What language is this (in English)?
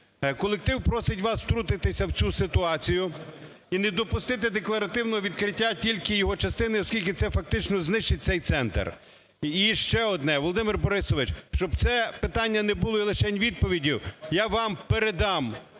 Ukrainian